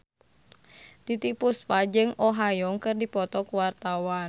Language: Sundanese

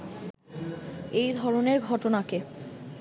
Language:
Bangla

